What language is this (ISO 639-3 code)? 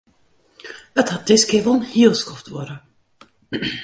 fry